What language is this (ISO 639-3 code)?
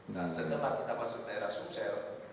ind